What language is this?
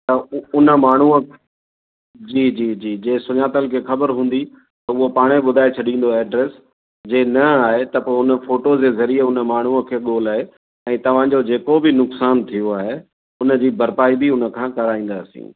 Sindhi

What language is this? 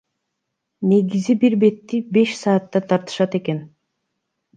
Kyrgyz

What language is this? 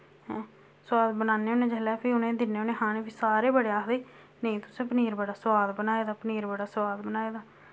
Dogri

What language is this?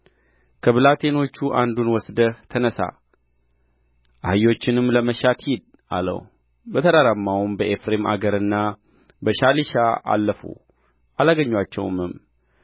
Amharic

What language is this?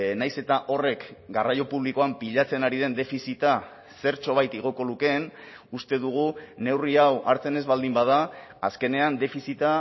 Basque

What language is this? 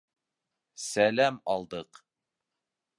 Bashkir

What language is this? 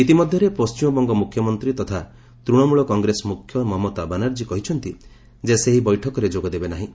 Odia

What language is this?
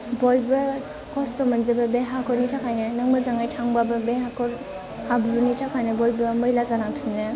Bodo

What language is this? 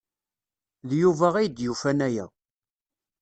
Kabyle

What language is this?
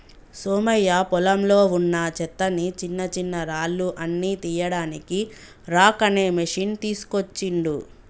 Telugu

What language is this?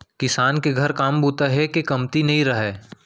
Chhattisgarhi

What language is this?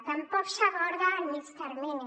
Catalan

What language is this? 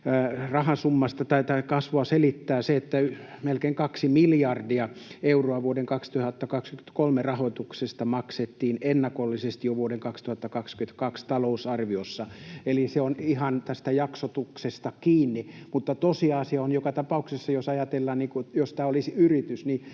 Finnish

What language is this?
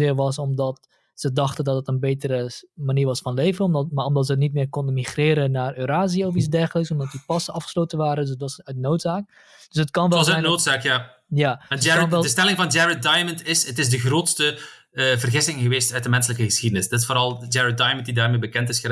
Dutch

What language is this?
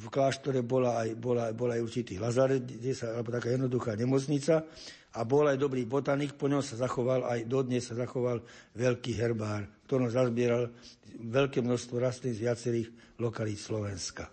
Slovak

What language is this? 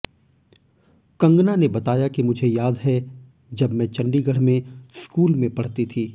Hindi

